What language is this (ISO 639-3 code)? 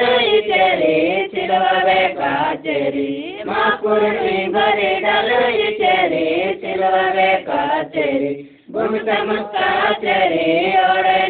hin